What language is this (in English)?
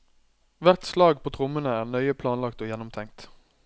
Norwegian